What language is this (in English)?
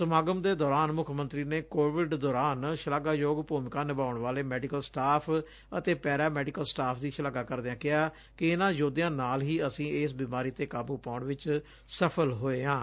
Punjabi